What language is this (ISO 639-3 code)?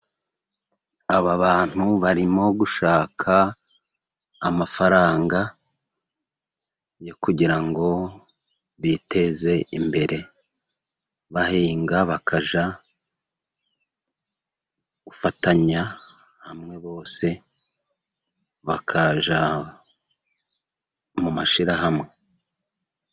kin